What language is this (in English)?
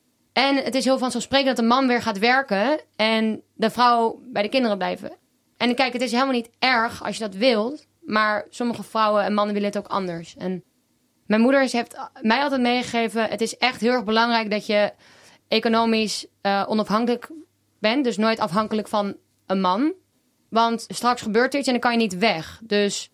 Dutch